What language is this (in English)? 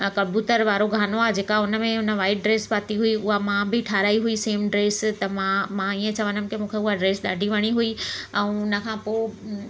Sindhi